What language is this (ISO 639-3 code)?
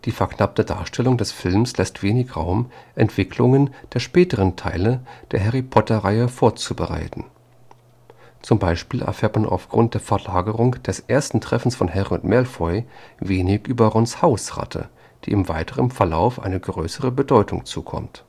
deu